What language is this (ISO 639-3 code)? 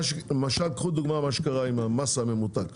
heb